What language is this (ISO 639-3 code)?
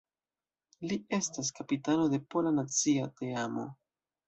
epo